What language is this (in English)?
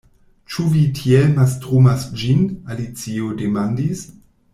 Esperanto